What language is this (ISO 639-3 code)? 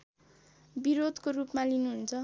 nep